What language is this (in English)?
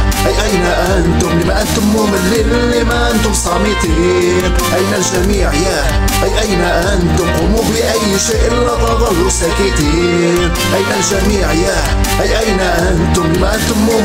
Arabic